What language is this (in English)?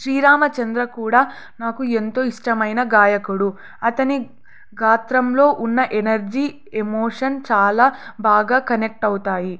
Telugu